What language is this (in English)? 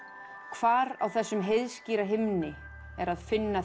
Icelandic